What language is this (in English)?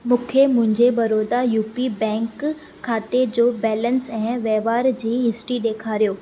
Sindhi